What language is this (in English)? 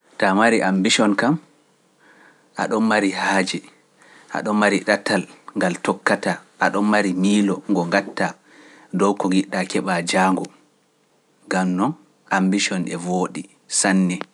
Pular